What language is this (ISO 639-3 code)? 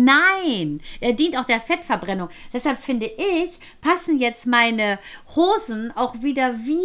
deu